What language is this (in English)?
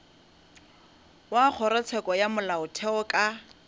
Northern Sotho